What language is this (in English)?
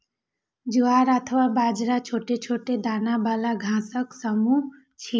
Maithili